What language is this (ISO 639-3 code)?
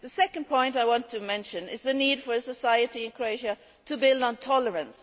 eng